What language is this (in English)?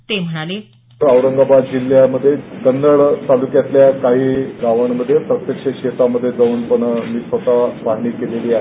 Marathi